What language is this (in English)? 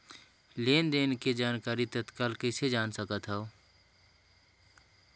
Chhattisgarhi